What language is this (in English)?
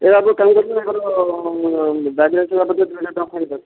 Odia